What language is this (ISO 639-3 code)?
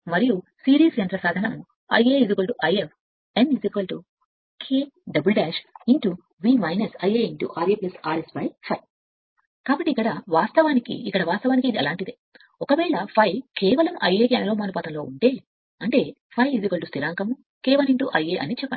tel